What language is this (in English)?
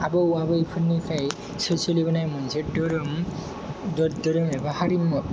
Bodo